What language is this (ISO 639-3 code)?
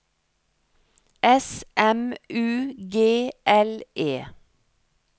nor